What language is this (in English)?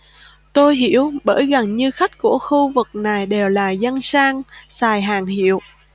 Vietnamese